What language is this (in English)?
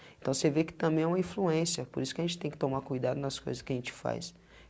Portuguese